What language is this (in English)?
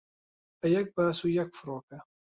Central Kurdish